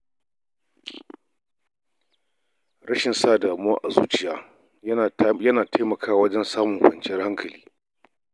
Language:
Hausa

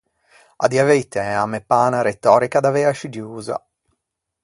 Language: Ligurian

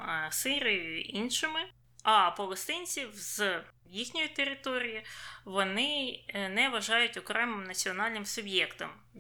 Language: Ukrainian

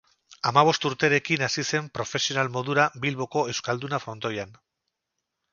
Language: Basque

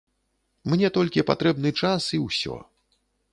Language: Belarusian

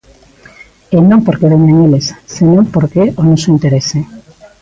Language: Galician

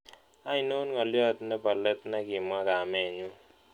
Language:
Kalenjin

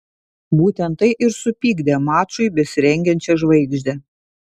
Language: Lithuanian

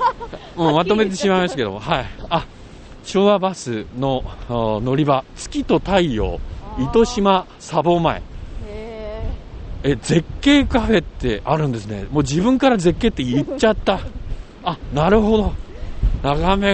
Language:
Japanese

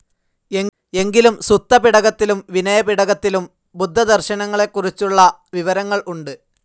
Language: Malayalam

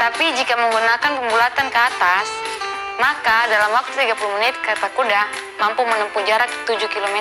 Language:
Indonesian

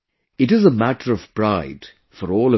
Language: English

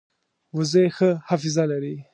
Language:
Pashto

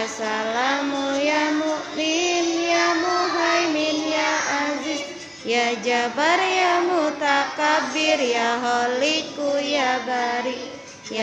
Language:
Indonesian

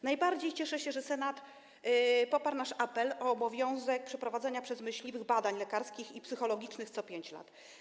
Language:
Polish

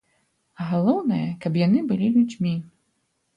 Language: Belarusian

